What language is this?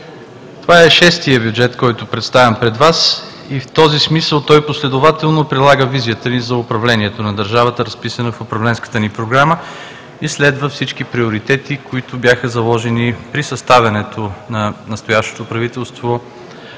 Bulgarian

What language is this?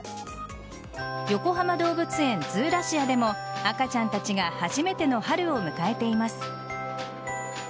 Japanese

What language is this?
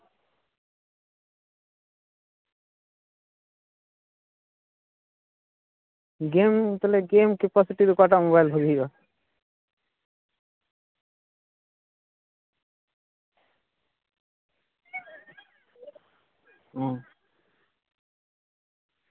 Santali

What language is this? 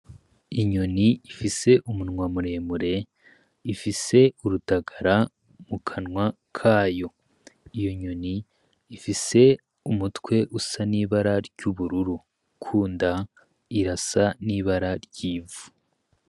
Rundi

